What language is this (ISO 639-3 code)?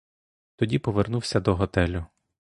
ukr